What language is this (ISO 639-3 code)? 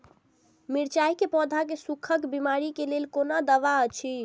mai